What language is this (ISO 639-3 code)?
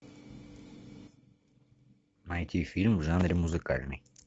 rus